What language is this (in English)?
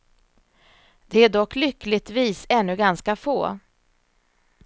Swedish